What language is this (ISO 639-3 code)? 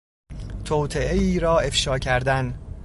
fas